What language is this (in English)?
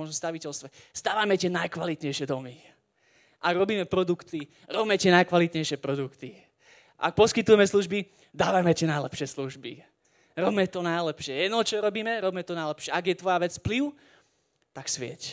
Slovak